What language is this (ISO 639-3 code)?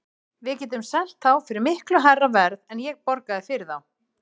isl